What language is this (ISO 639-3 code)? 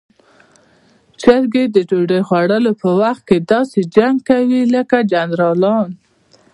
pus